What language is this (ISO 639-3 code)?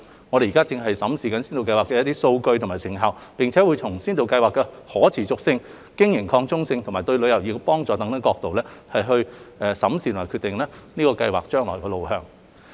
yue